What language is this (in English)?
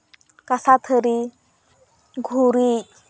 Santali